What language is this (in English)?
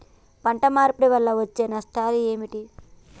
Telugu